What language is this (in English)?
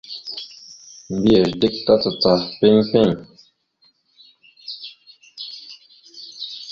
Mada (Cameroon)